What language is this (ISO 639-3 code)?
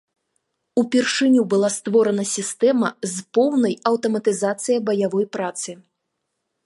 bel